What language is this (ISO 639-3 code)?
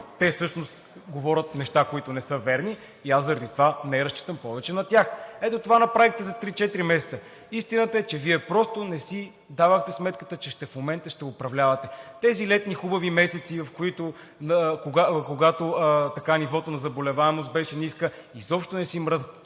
bul